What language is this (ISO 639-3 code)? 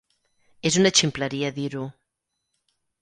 cat